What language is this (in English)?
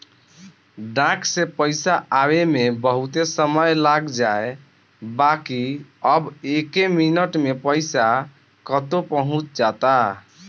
Bhojpuri